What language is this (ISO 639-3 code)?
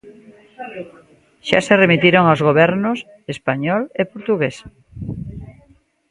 glg